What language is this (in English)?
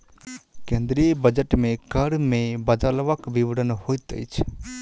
Maithili